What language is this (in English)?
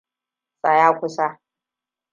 Hausa